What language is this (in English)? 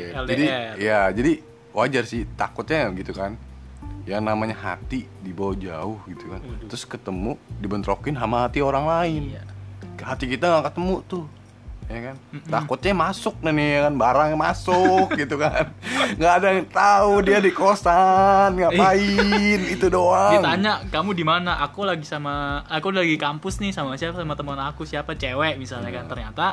Indonesian